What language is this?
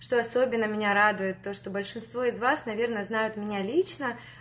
Russian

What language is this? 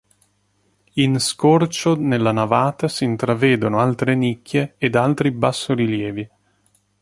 Italian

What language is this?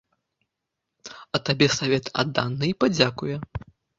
Belarusian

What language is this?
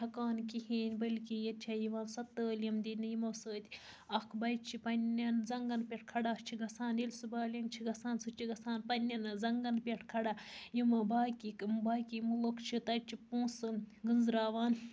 Kashmiri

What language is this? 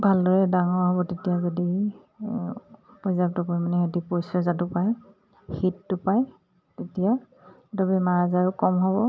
Assamese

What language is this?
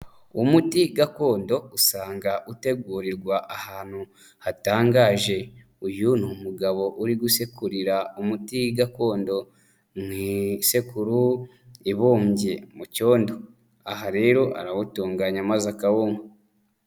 Kinyarwanda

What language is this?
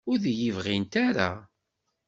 Kabyle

